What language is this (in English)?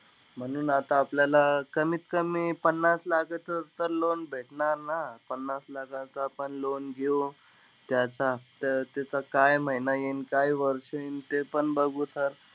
Marathi